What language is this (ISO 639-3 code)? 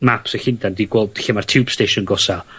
cym